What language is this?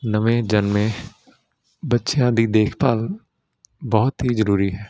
Punjabi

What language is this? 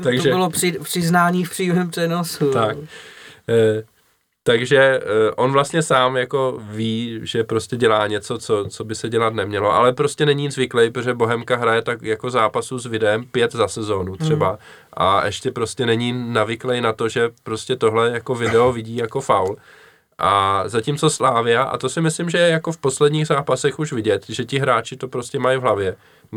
Czech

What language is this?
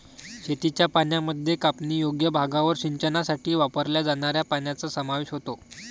Marathi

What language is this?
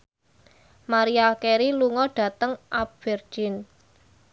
Javanese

